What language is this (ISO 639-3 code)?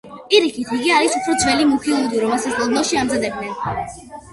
kat